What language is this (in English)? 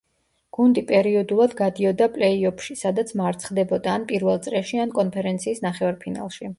Georgian